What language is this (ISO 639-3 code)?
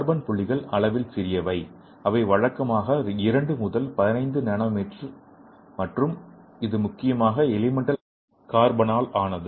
tam